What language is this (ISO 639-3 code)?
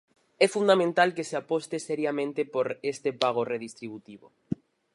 glg